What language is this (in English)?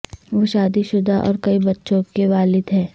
Urdu